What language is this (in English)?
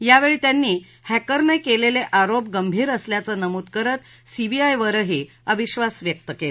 Marathi